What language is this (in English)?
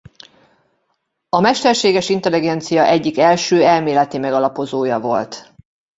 Hungarian